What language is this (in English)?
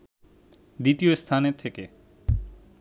Bangla